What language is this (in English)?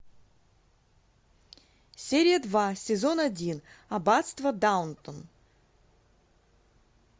Russian